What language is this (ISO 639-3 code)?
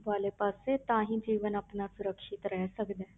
pan